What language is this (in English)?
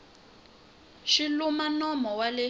Tsonga